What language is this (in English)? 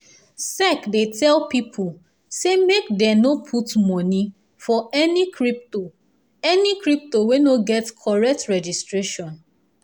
Nigerian Pidgin